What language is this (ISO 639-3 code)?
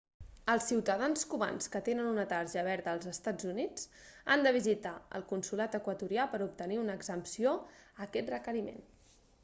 cat